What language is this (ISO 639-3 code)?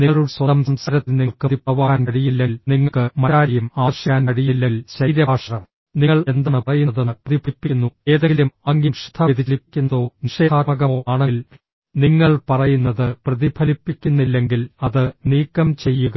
mal